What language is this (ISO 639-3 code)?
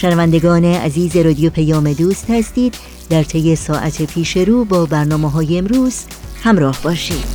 fas